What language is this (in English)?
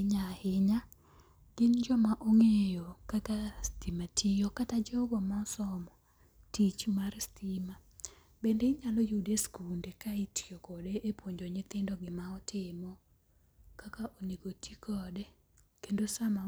Luo (Kenya and Tanzania)